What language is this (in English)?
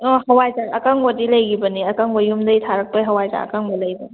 Manipuri